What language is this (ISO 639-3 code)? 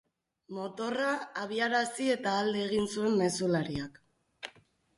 eus